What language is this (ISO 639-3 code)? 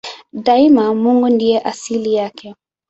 swa